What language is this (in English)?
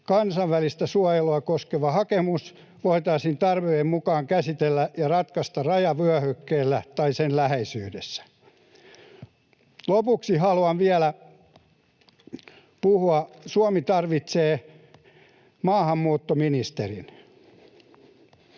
Finnish